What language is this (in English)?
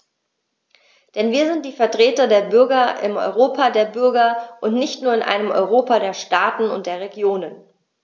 German